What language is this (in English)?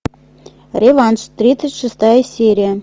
Russian